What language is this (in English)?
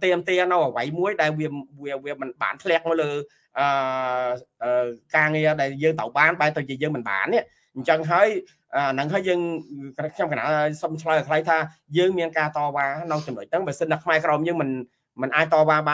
Vietnamese